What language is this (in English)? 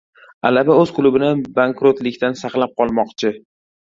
Uzbek